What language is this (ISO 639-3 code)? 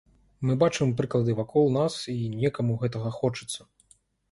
bel